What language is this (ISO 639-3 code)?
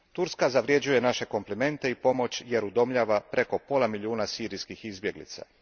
hrv